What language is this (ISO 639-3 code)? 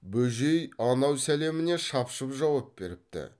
kaz